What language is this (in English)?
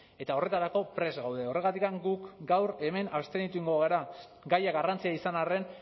Basque